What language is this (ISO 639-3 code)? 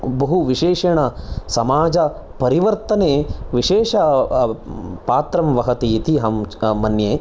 san